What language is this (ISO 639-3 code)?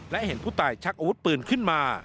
tha